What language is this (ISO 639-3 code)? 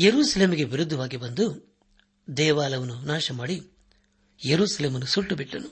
kan